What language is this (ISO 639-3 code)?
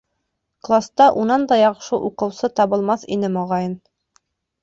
bak